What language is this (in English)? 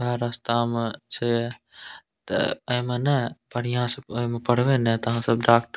Maithili